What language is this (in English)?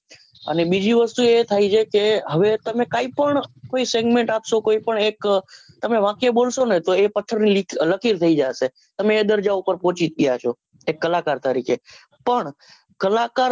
Gujarati